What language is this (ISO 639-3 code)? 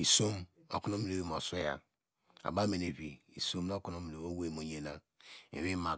deg